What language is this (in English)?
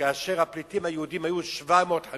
Hebrew